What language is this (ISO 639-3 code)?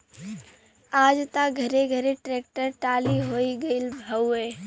bho